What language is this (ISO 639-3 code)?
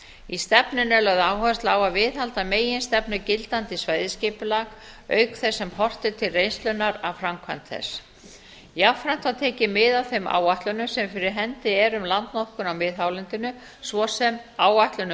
isl